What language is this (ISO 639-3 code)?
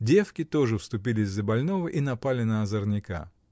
rus